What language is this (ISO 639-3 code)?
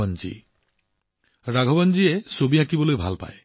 asm